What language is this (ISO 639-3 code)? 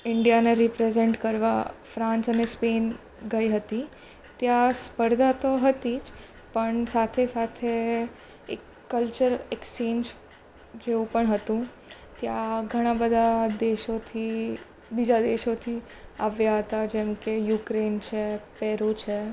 guj